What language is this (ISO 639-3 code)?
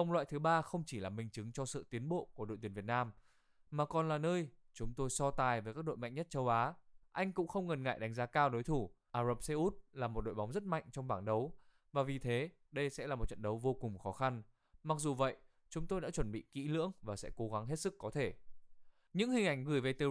vie